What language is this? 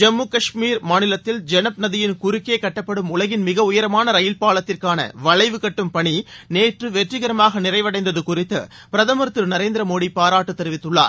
Tamil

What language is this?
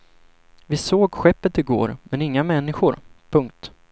Swedish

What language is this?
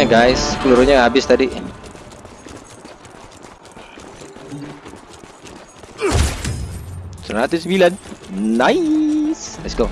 Indonesian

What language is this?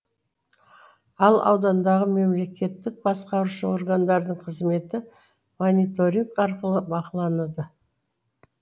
Kazakh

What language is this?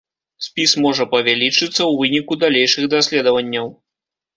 Belarusian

